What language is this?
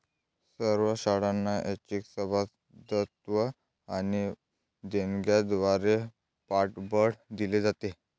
Marathi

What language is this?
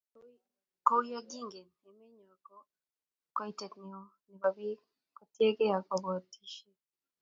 Kalenjin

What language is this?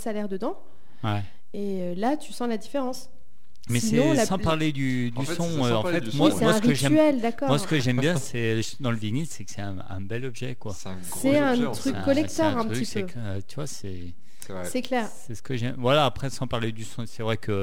French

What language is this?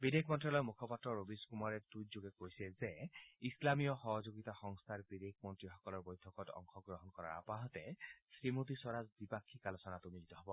Assamese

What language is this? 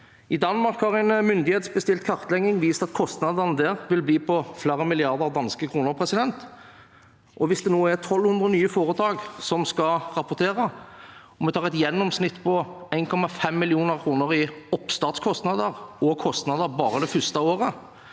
Norwegian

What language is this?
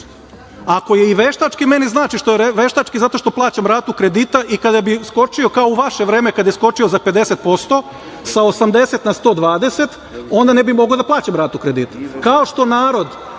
Serbian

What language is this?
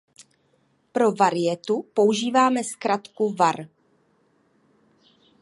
Czech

